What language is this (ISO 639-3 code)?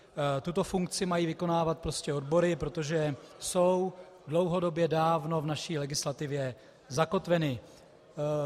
ces